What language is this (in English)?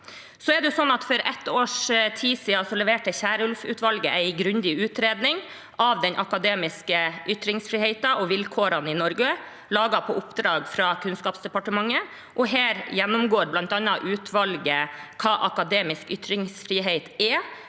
Norwegian